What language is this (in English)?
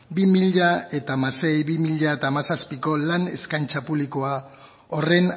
Basque